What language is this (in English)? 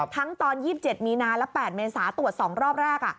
Thai